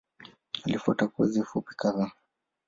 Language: Swahili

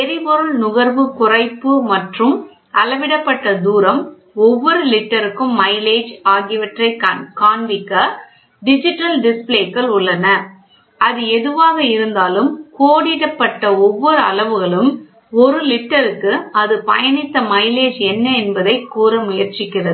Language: Tamil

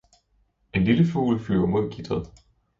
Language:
Danish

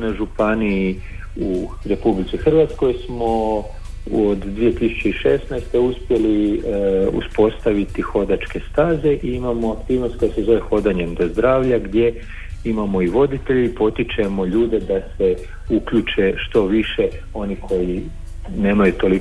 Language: Croatian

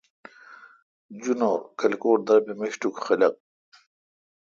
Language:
Kalkoti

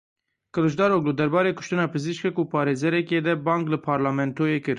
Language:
Kurdish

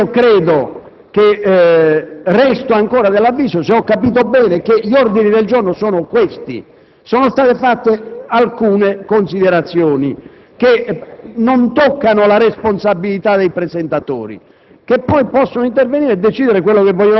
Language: Italian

